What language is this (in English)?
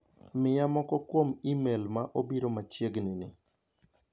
Luo (Kenya and Tanzania)